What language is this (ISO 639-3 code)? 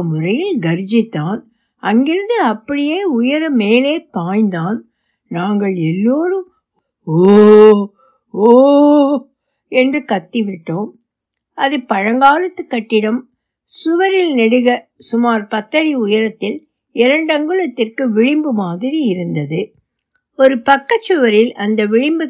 tam